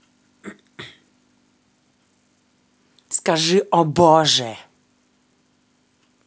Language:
Russian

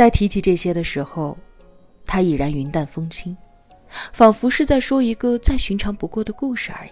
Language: Chinese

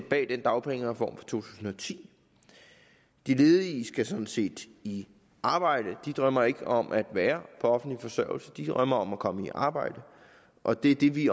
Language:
Danish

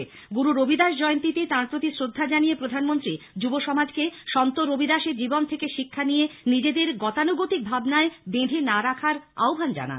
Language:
Bangla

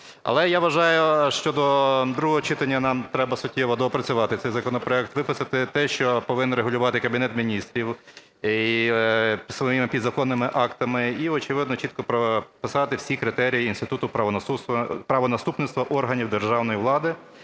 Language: Ukrainian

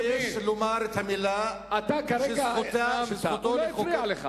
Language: Hebrew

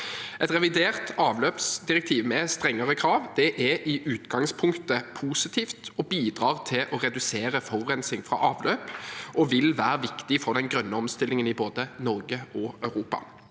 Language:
Norwegian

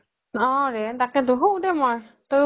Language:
Assamese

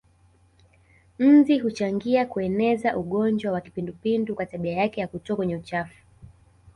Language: Swahili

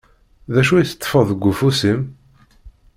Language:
Kabyle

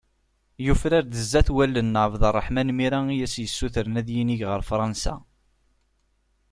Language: Kabyle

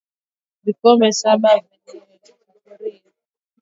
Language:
Swahili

